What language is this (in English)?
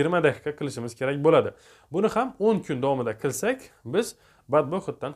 Turkish